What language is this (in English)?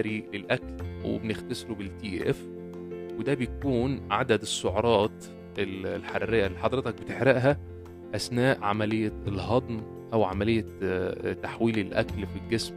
Arabic